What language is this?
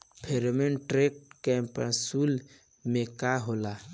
Bhojpuri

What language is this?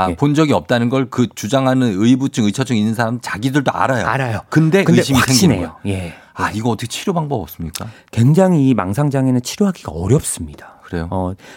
Korean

